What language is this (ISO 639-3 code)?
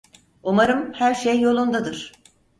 tur